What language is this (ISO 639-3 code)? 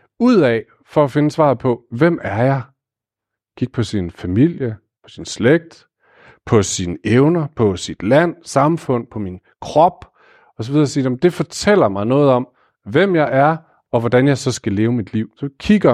dan